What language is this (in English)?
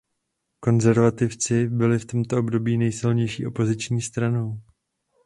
Czech